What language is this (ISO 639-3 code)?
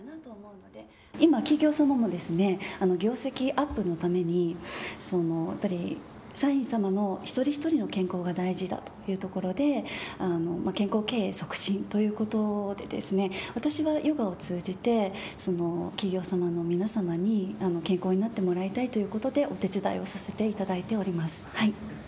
jpn